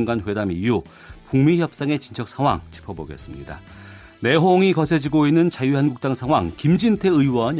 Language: Korean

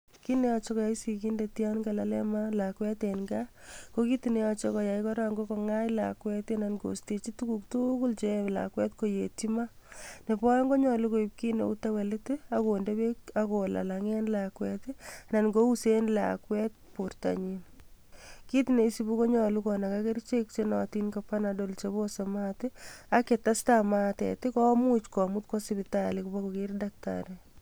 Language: Kalenjin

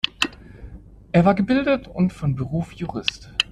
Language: German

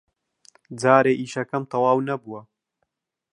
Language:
Central Kurdish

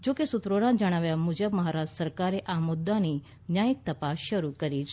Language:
Gujarati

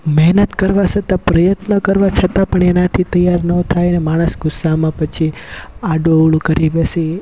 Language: Gujarati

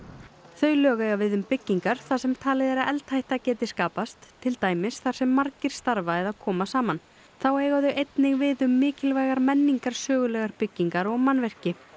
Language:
Icelandic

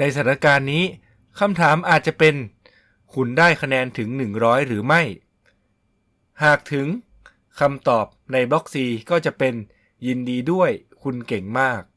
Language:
Thai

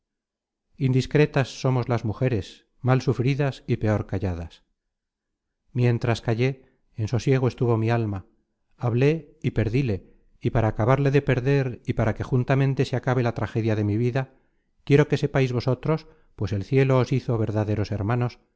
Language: Spanish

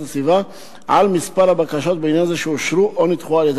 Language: Hebrew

